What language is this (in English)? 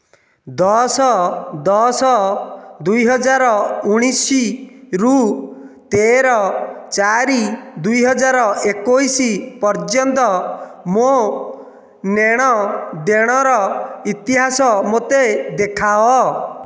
Odia